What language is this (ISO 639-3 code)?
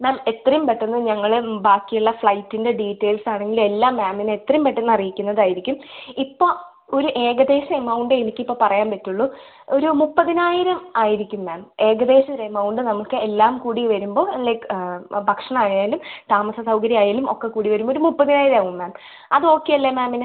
mal